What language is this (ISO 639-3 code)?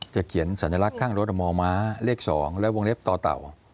tha